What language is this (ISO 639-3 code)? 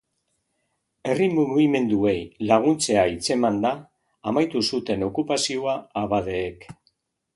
eus